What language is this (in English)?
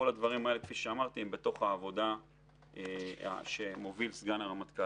Hebrew